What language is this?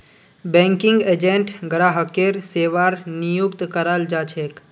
Magahi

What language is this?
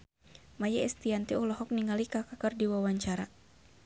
Sundanese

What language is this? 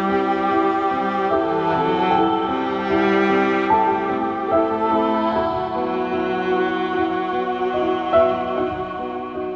Indonesian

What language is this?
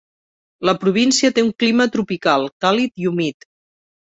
Catalan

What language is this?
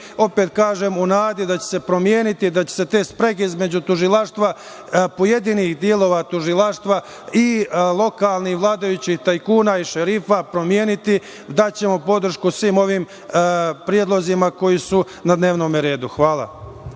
Serbian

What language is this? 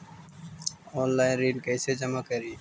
Magahi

